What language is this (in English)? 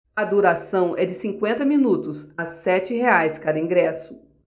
Portuguese